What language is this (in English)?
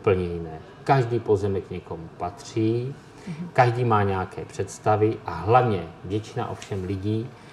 Czech